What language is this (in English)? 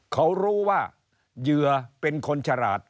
Thai